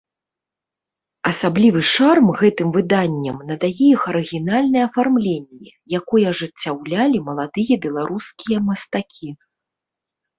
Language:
Belarusian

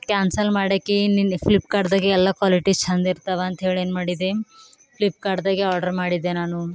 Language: Kannada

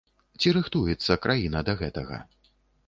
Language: Belarusian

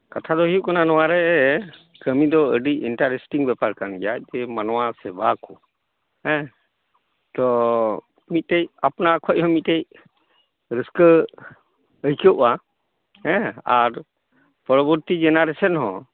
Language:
Santali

